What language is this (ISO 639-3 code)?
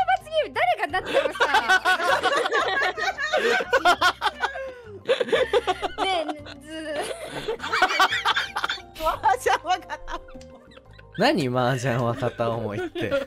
jpn